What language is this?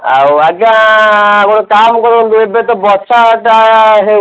Odia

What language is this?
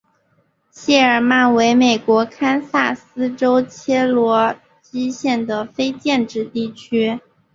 Chinese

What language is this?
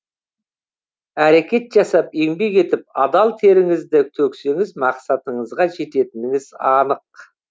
Kazakh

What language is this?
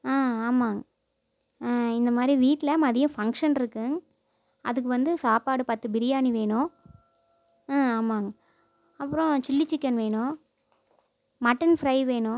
Tamil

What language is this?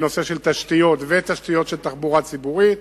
Hebrew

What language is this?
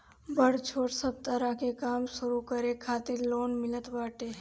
Bhojpuri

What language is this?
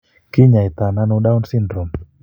Kalenjin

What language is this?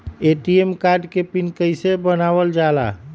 Magahi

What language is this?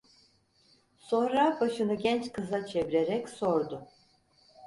Turkish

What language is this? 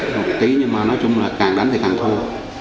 Vietnamese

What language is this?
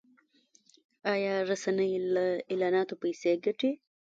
Pashto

